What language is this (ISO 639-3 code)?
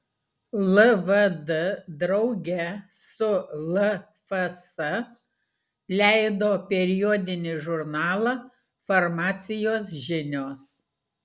lit